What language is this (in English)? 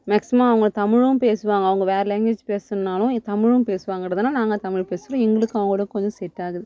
Tamil